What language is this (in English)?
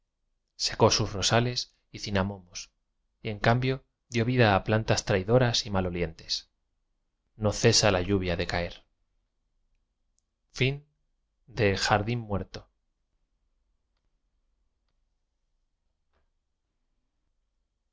Spanish